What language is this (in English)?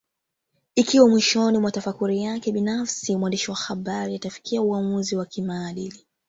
Swahili